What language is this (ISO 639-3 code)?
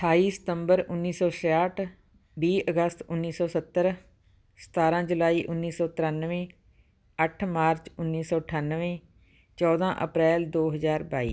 pan